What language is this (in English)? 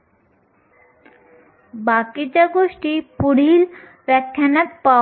Marathi